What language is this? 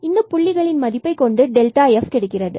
Tamil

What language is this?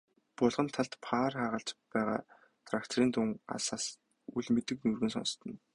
Mongolian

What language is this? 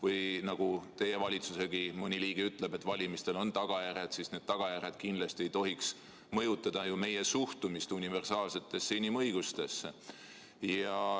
Estonian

